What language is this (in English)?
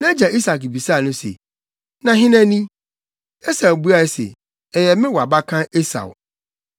Akan